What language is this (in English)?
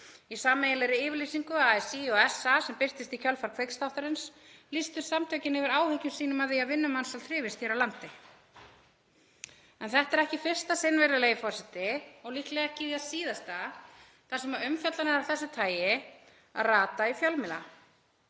Icelandic